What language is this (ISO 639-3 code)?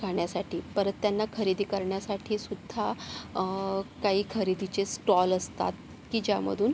mar